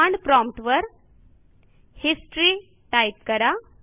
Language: Marathi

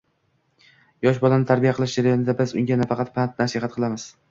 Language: Uzbek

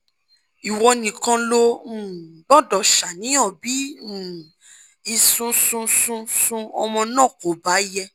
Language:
Yoruba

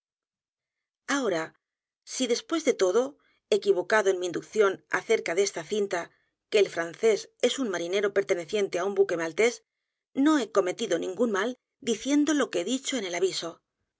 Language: Spanish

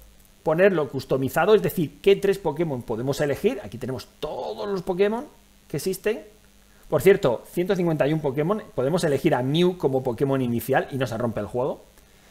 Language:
Spanish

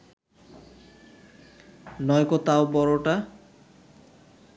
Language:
Bangla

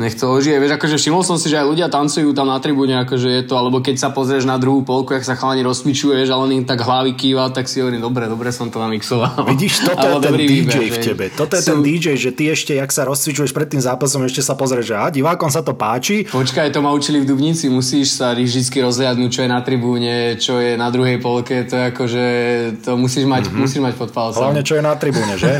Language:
Slovak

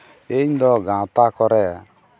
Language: Santali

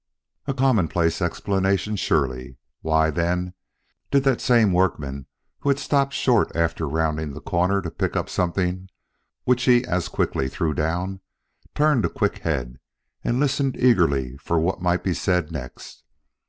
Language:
English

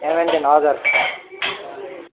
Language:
Nepali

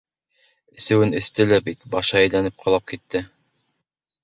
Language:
Bashkir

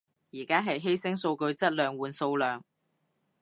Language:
Cantonese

